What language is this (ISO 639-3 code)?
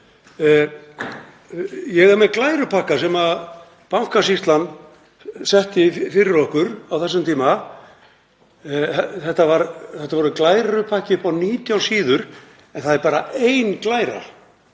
isl